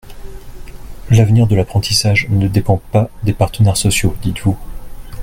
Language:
French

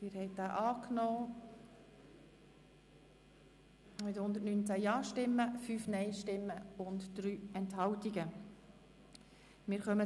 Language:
Swiss German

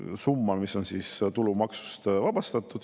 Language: Estonian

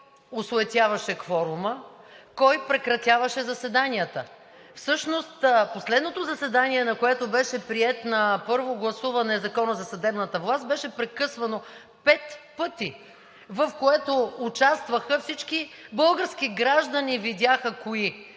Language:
Bulgarian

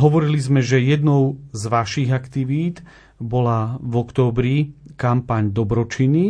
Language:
Slovak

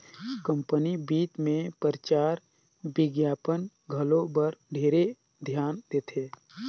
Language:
Chhattisgarhi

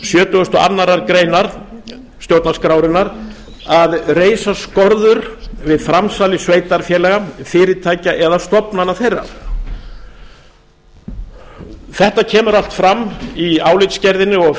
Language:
Icelandic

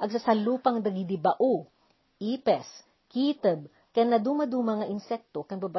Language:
Filipino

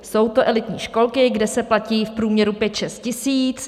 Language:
Czech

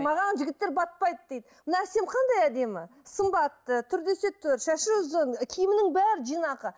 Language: Kazakh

